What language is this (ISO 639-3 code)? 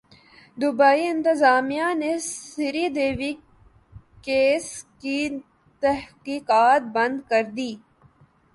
urd